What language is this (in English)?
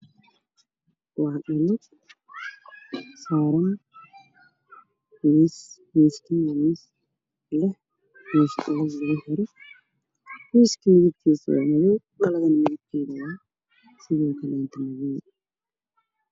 Somali